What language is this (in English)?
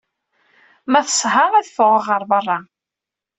Kabyle